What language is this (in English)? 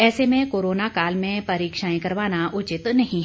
Hindi